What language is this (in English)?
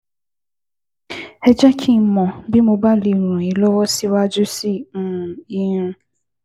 Yoruba